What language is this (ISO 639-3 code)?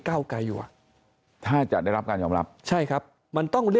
tha